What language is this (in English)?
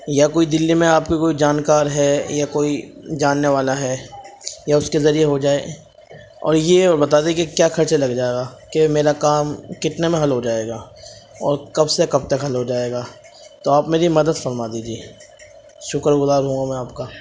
Urdu